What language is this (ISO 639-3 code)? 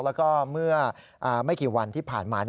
tha